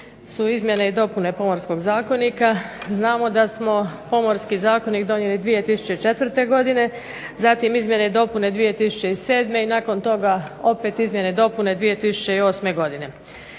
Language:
Croatian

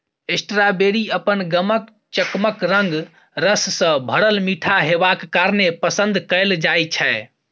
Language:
Maithili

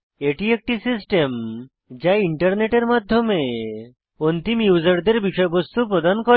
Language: Bangla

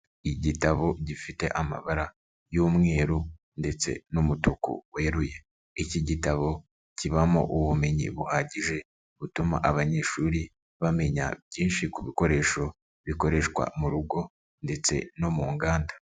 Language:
Kinyarwanda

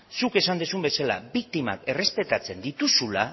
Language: Basque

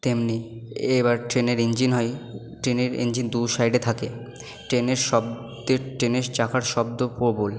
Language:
Bangla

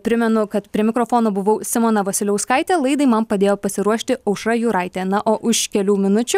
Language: Lithuanian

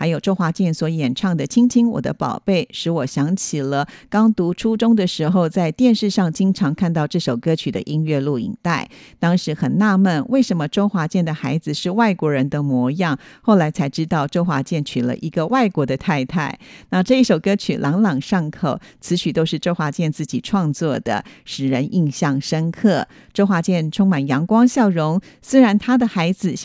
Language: Chinese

